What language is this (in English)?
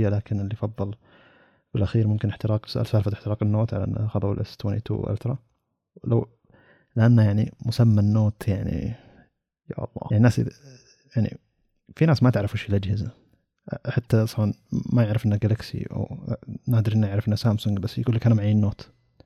Arabic